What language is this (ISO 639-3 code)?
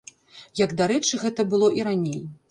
bel